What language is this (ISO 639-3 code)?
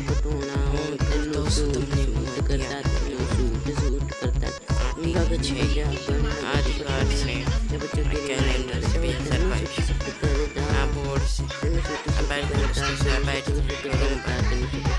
hin